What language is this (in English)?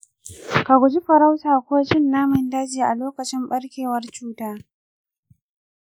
Hausa